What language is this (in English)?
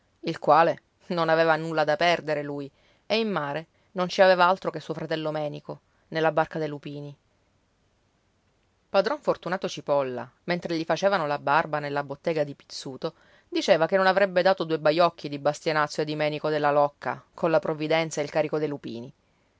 Italian